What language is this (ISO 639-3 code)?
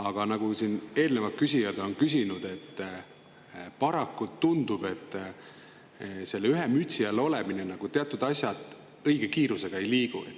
est